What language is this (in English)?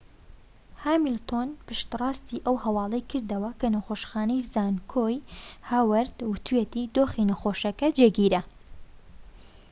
Central Kurdish